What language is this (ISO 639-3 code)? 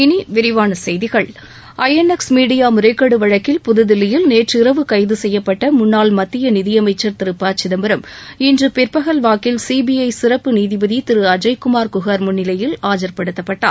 tam